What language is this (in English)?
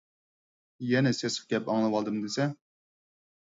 Uyghur